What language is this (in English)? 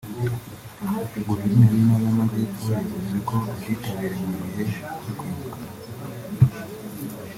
Kinyarwanda